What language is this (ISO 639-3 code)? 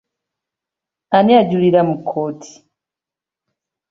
lug